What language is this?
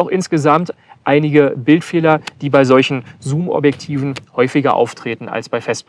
German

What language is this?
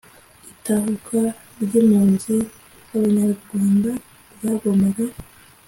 Kinyarwanda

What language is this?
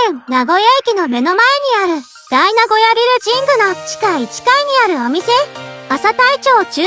Japanese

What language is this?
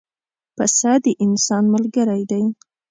Pashto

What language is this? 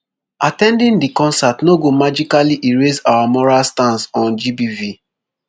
Nigerian Pidgin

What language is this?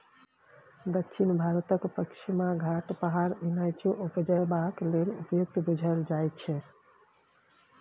Maithili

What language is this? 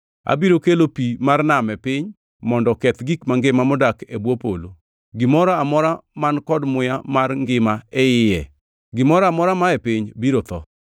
Luo (Kenya and Tanzania)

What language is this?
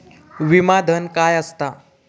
Marathi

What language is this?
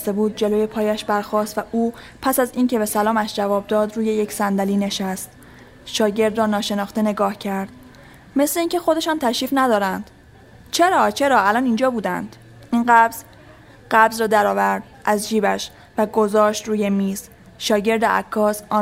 Persian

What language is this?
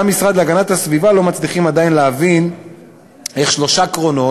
Hebrew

